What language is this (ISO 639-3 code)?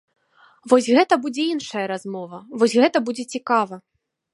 bel